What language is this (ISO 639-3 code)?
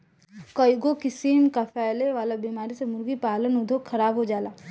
bho